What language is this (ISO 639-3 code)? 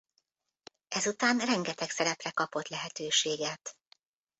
hun